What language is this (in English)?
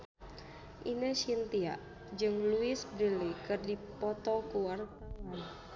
Sundanese